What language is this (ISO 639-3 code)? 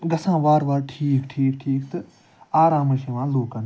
kas